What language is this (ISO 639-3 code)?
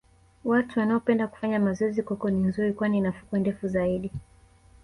swa